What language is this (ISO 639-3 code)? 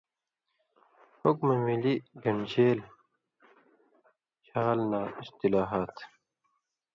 mvy